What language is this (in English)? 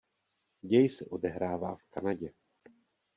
Czech